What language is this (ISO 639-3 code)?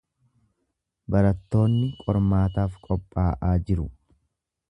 orm